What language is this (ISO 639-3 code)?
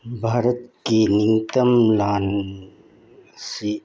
mni